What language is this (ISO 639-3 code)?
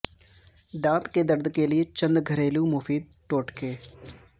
urd